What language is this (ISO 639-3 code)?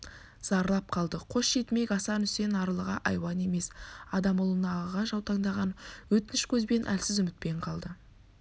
kaz